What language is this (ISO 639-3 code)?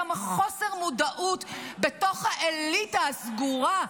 heb